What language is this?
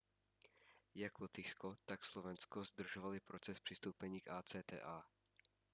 Czech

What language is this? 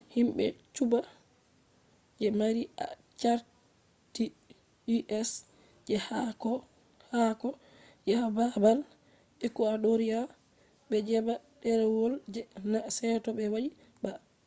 Fula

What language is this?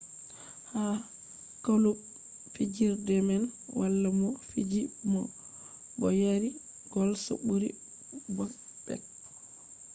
Fula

